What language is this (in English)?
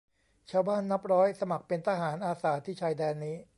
Thai